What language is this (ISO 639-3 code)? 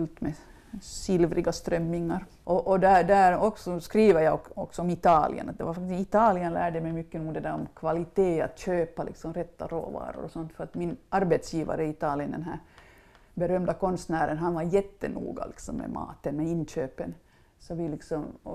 swe